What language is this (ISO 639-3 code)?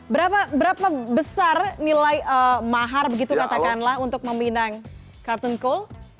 ind